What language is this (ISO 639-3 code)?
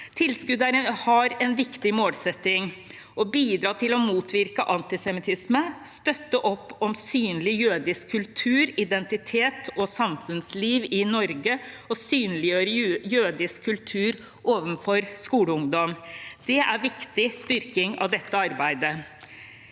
nor